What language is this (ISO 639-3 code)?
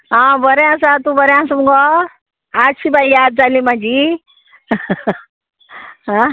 kok